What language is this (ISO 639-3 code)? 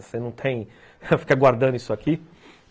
por